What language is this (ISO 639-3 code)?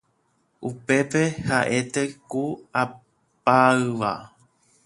grn